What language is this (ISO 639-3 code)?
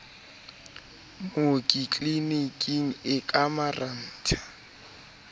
sot